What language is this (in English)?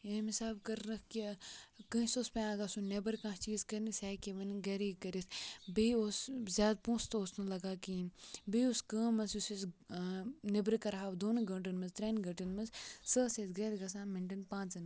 Kashmiri